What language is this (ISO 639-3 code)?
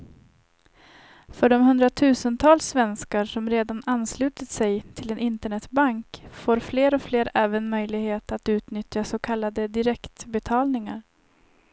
swe